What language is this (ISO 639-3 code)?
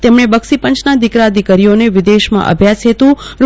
guj